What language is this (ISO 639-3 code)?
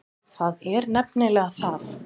isl